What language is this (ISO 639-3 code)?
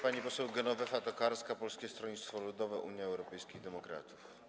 pol